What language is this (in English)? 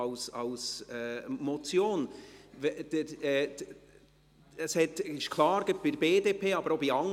Swiss German